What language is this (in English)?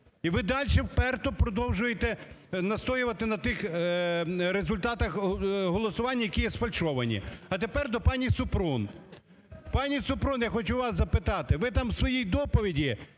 Ukrainian